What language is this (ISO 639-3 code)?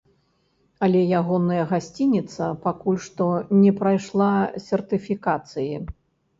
bel